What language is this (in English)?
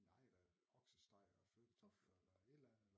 Danish